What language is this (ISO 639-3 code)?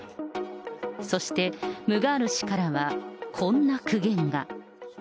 jpn